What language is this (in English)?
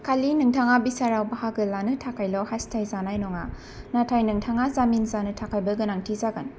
Bodo